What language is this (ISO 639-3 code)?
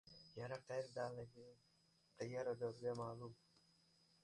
uzb